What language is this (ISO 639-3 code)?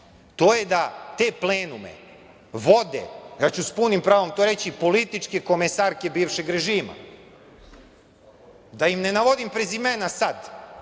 srp